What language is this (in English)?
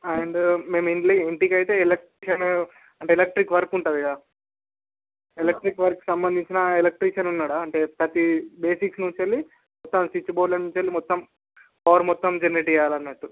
Telugu